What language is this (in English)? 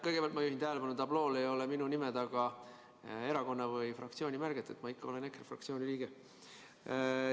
Estonian